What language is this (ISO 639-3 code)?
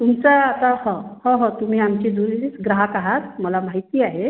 mar